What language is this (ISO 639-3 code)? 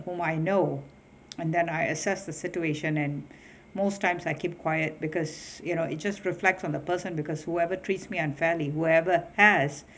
eng